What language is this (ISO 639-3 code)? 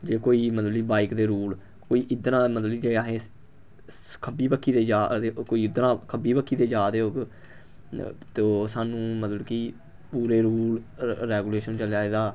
doi